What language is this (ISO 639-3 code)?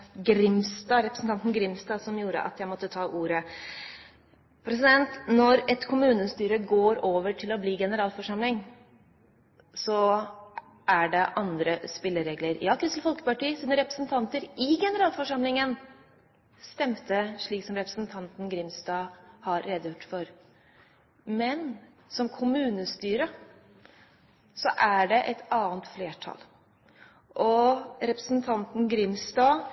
nob